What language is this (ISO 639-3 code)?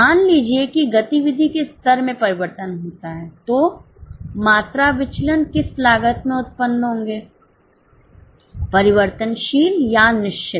hin